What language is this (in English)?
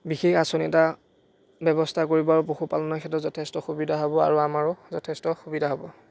Assamese